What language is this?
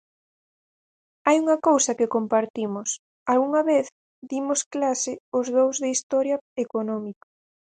Galician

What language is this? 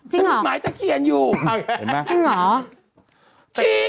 Thai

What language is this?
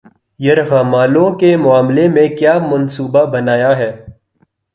Urdu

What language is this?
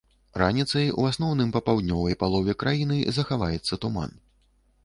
Belarusian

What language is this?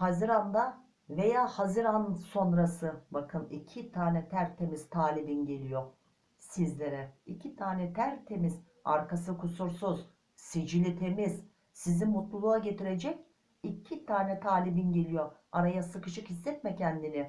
Turkish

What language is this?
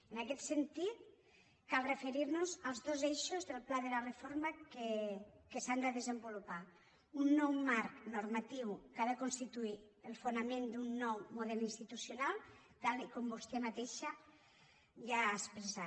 Catalan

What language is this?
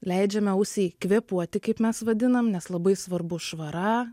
Lithuanian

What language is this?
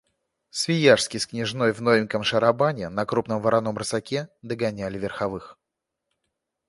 Russian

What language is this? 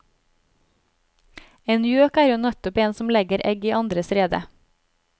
Norwegian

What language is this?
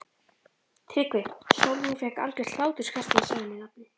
Icelandic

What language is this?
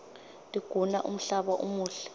Swati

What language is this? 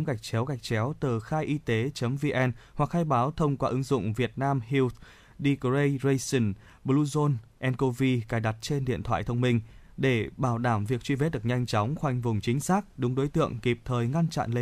Vietnamese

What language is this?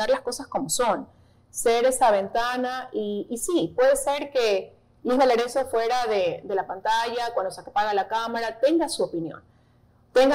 Spanish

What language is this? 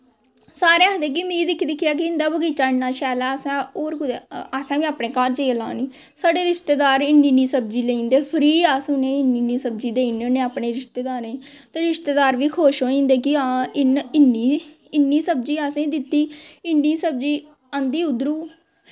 Dogri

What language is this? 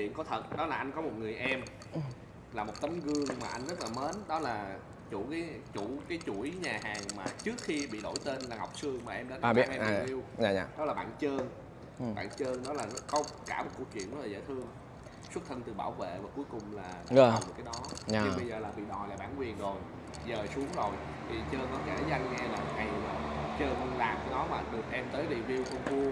Vietnamese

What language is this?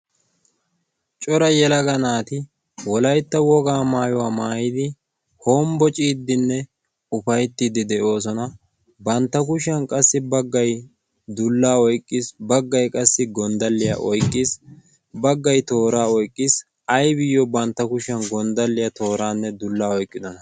Wolaytta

